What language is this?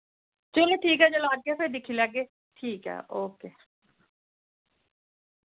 Dogri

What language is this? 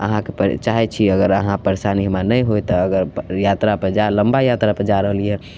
Maithili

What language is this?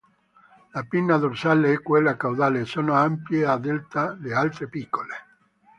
Italian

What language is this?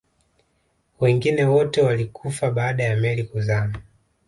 Swahili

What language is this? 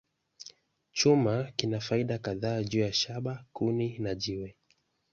Swahili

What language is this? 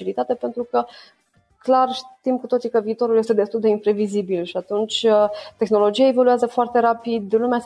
Romanian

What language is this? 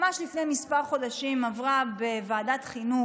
Hebrew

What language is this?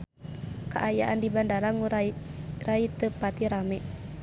Sundanese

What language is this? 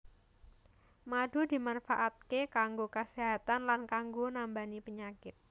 Javanese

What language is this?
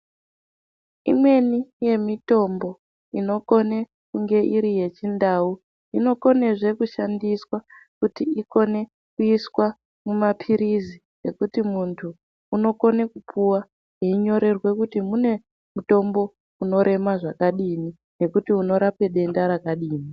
Ndau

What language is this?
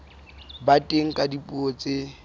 Southern Sotho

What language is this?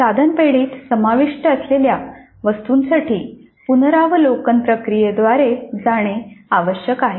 Marathi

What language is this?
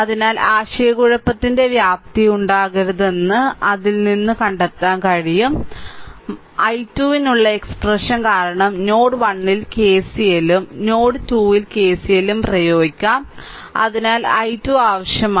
Malayalam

